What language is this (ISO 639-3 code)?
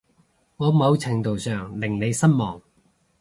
yue